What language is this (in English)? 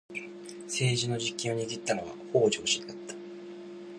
Japanese